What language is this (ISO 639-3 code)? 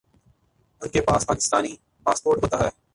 urd